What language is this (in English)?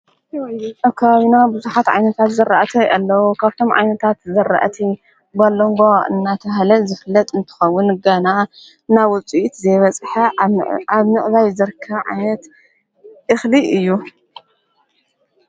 Tigrinya